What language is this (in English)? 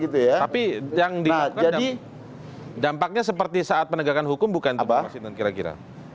Indonesian